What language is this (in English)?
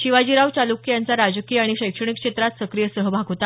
Marathi